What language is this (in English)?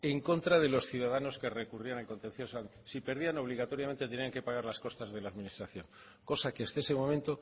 Spanish